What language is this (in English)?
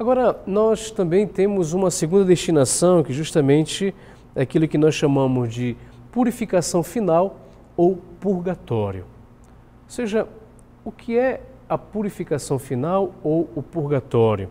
Portuguese